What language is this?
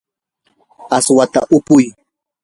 Yanahuanca Pasco Quechua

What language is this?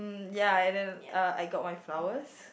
English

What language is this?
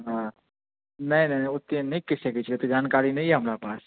Maithili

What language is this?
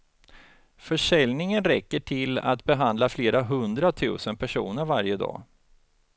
Swedish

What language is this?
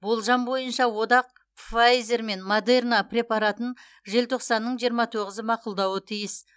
Kazakh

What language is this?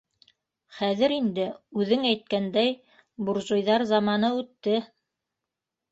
Bashkir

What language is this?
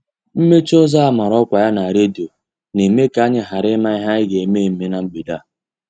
Igbo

